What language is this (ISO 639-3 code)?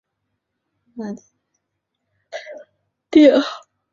zho